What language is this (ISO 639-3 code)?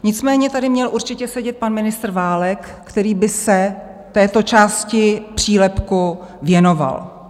ces